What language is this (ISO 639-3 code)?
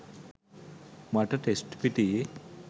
sin